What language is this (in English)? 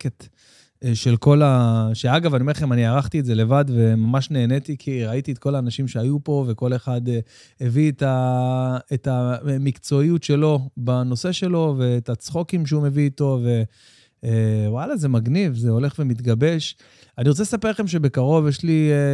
Hebrew